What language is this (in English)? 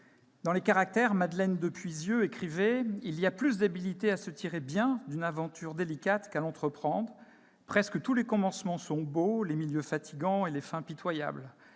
French